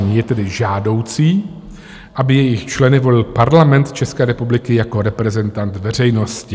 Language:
Czech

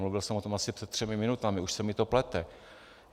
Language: Czech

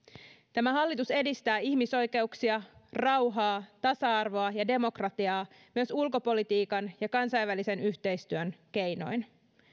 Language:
Finnish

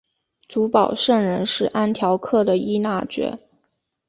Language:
Chinese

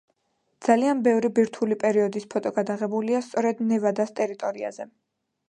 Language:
Georgian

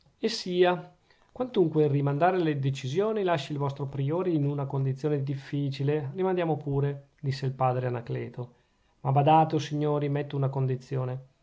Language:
Italian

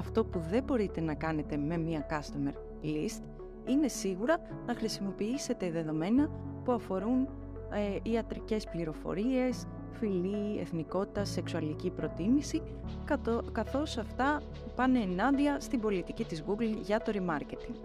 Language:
Greek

